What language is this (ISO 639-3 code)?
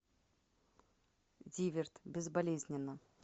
rus